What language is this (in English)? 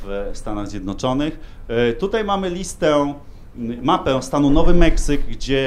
Polish